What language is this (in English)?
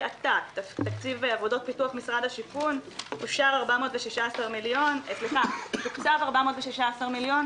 Hebrew